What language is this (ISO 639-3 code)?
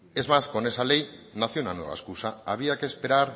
spa